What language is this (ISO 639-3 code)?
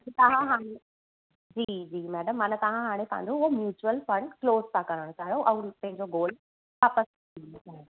snd